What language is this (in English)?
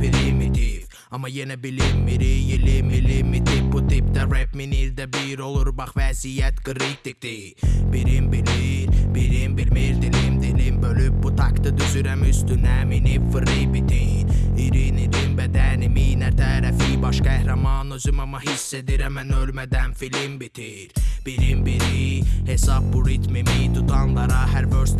Azerbaijani